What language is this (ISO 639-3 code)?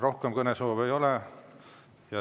est